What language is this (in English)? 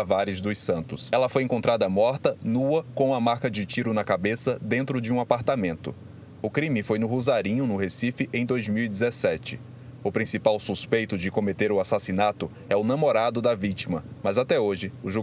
Portuguese